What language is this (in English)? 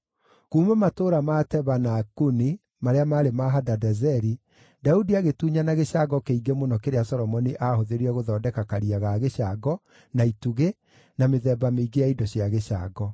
Kikuyu